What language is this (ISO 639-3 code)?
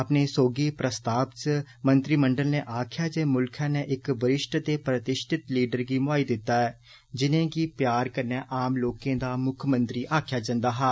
doi